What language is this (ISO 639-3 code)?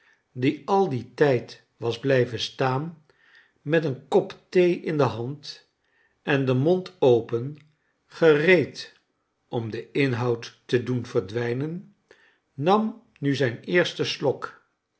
nld